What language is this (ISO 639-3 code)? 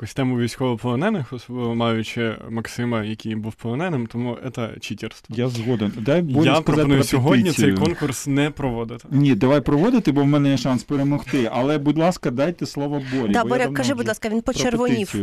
ukr